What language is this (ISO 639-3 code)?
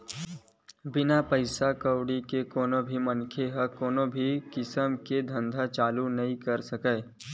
hne